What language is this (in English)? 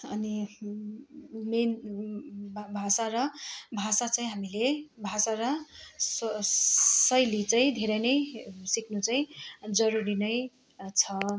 Nepali